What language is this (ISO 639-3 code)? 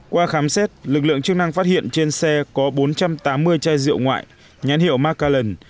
vie